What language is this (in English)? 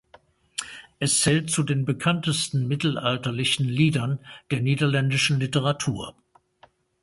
German